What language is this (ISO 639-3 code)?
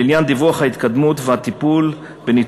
heb